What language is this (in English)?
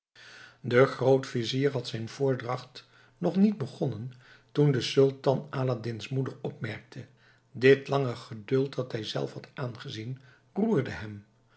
Dutch